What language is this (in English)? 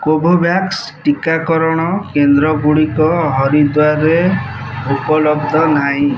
Odia